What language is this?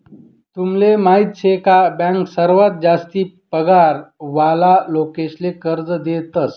Marathi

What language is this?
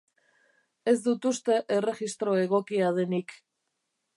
Basque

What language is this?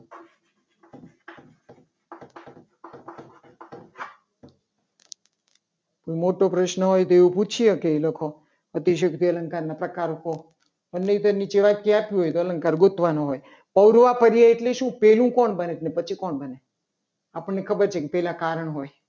Gujarati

